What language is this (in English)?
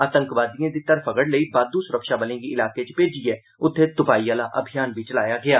Dogri